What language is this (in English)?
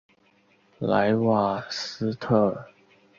Chinese